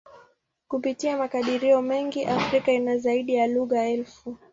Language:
Swahili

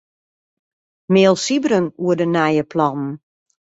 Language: Western Frisian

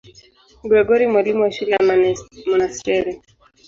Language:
Swahili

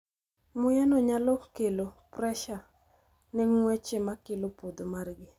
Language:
Luo (Kenya and Tanzania)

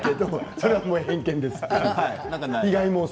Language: Japanese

